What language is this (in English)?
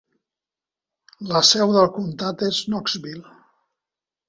Catalan